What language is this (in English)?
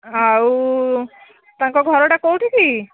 Odia